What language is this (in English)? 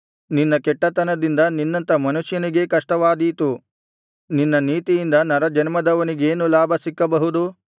Kannada